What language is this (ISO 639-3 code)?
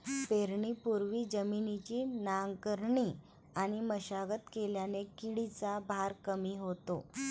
mar